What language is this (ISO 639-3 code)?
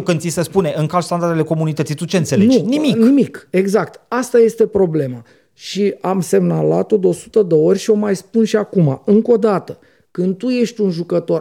ron